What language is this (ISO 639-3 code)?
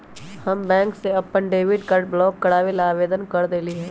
mag